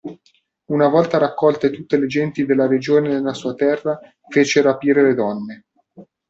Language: Italian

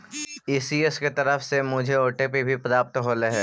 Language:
Magahi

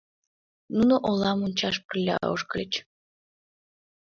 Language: Mari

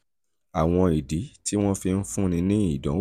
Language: Yoruba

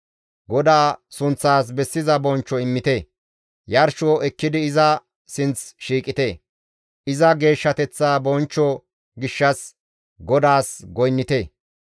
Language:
Gamo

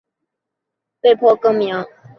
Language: Chinese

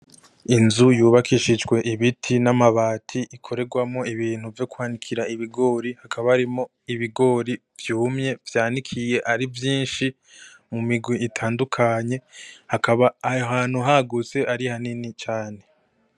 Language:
Rundi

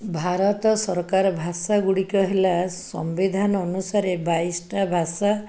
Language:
Odia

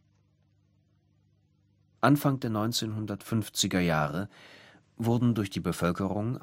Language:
German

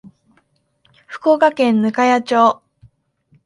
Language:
Japanese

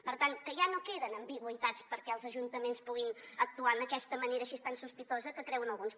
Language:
Catalan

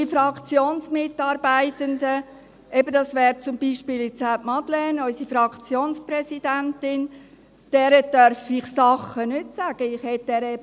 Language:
Swiss German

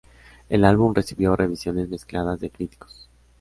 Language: Spanish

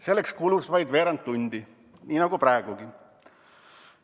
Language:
Estonian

